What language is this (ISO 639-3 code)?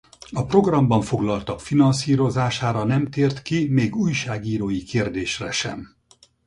hun